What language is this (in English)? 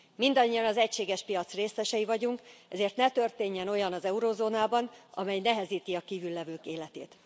Hungarian